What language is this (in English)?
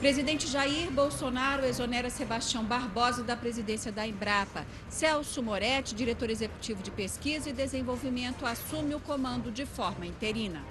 Portuguese